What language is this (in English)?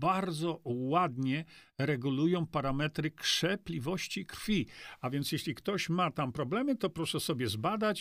Polish